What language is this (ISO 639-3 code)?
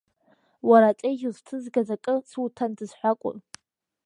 abk